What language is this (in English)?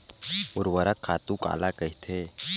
Chhattisgarhi